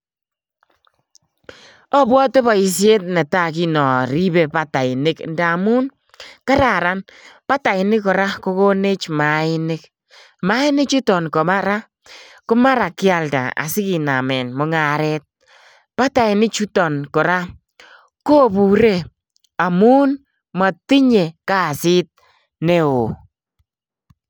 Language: Kalenjin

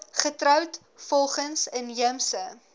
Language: Afrikaans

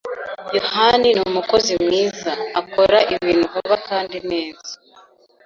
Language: Kinyarwanda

